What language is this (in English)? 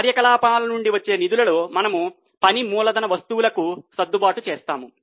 Telugu